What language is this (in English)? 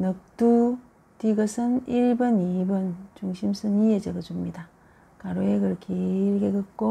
Korean